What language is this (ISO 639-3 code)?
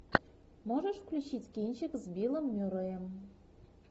rus